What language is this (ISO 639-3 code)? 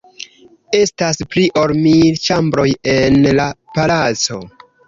epo